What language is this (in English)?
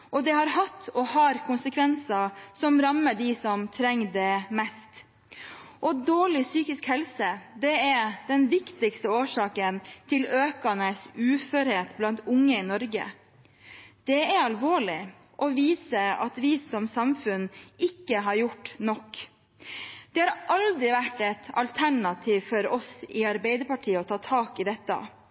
Norwegian Bokmål